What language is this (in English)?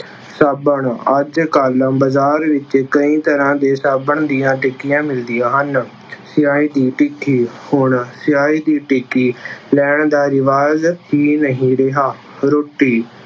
Punjabi